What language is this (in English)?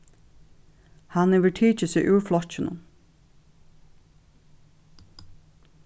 Faroese